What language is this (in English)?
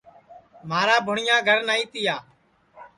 Sansi